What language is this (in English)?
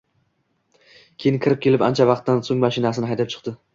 Uzbek